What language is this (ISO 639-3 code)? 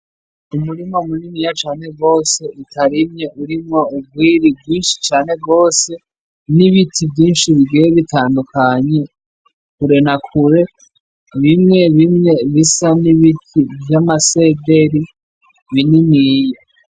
run